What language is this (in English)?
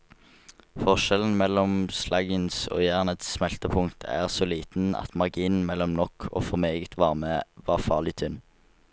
Norwegian